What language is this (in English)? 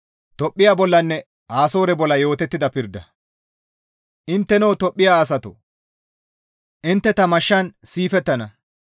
Gamo